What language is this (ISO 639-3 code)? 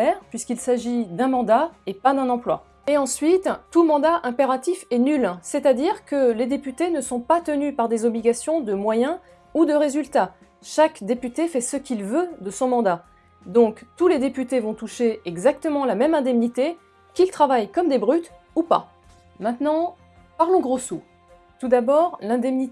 fra